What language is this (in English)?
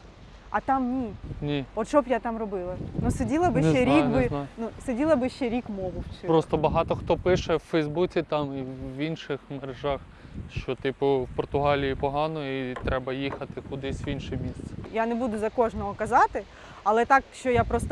Ukrainian